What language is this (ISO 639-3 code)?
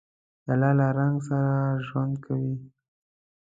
pus